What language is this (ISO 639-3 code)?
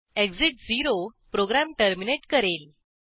mar